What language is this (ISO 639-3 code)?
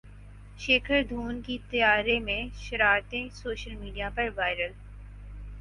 urd